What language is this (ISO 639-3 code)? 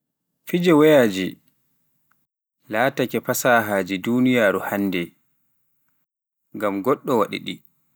fuf